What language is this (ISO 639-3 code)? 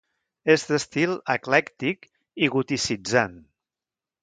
cat